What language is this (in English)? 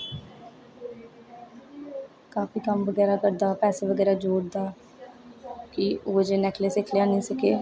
Dogri